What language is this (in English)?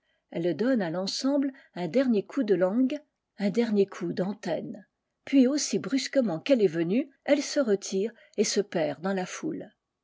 French